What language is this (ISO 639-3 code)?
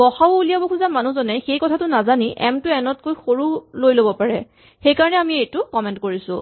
asm